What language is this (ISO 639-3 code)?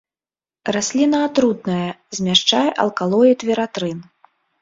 bel